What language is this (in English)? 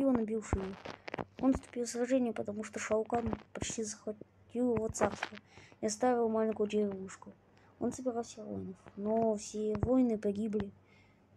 Russian